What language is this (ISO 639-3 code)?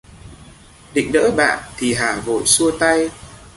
vie